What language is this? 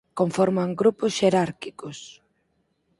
Galician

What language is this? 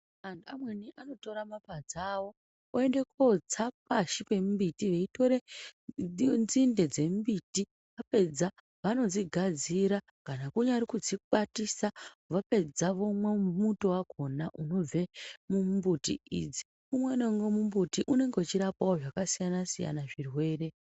Ndau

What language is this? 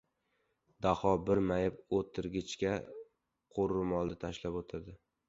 Uzbek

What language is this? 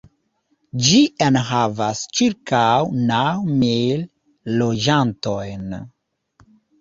Esperanto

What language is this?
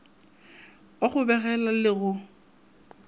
Northern Sotho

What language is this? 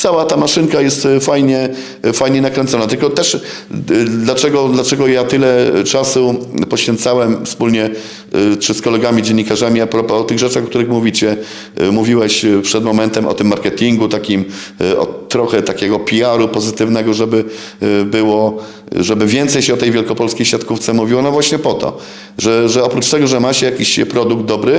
Polish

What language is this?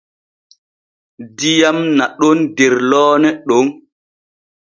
Borgu Fulfulde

